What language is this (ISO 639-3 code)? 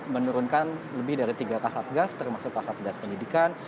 ind